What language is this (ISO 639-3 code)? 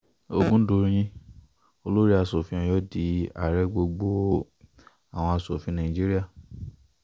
yor